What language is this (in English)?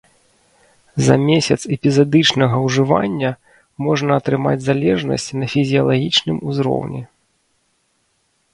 Belarusian